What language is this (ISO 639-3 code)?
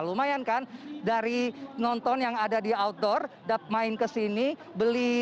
ind